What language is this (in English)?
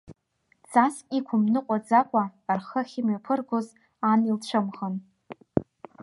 Abkhazian